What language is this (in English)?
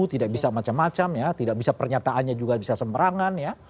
Indonesian